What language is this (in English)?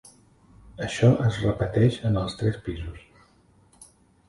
Catalan